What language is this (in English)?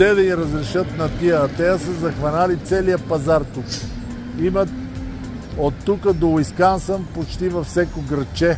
Bulgarian